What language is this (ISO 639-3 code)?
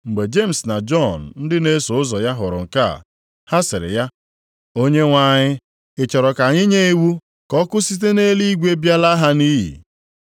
ibo